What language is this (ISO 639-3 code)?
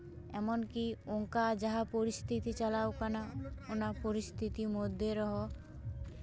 sat